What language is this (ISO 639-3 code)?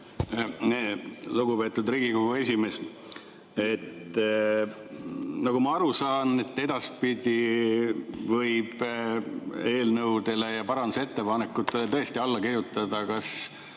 est